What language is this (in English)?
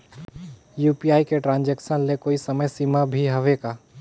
Chhattisgarhi